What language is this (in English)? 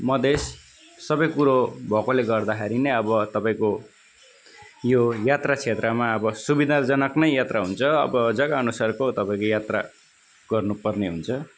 Nepali